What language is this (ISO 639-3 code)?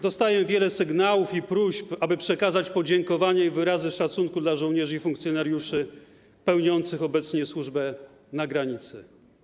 pol